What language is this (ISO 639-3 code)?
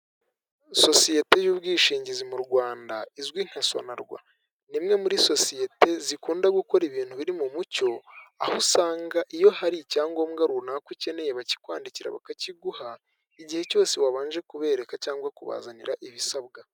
kin